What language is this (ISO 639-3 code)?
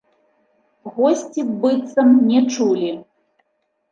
bel